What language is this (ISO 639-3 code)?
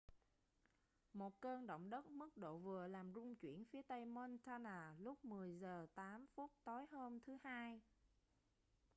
vie